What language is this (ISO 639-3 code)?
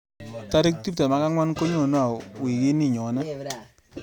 kln